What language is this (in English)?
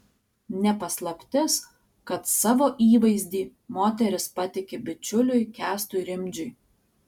Lithuanian